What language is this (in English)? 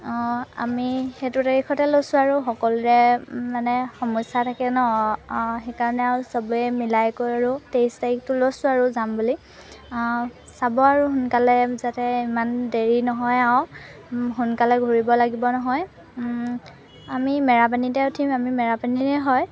Assamese